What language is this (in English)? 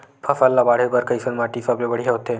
Chhattisgarhi